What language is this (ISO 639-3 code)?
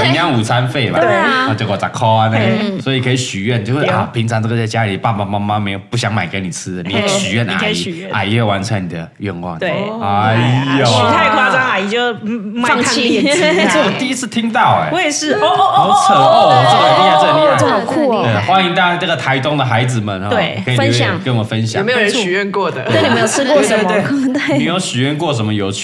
zho